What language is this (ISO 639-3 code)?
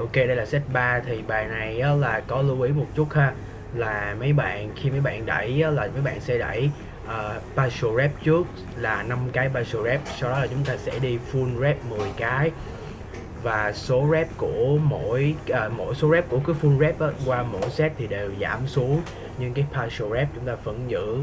vie